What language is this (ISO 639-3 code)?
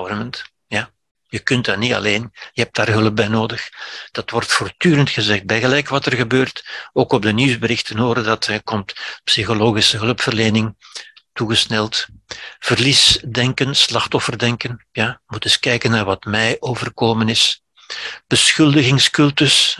nld